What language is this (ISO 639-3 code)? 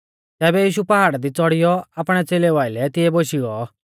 bfz